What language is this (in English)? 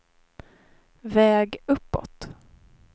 Swedish